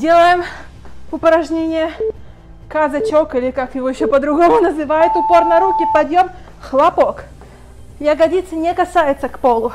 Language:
Russian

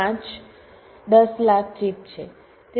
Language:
Gujarati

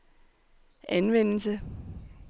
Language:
Danish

